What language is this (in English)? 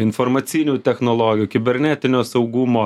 Lithuanian